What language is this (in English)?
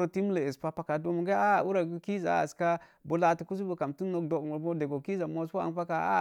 Mom Jango